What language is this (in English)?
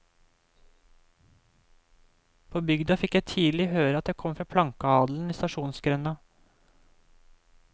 Norwegian